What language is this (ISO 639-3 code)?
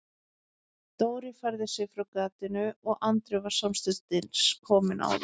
isl